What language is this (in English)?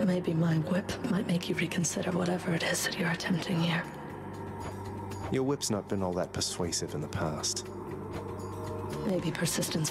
Polish